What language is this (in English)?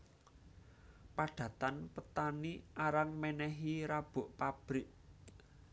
Javanese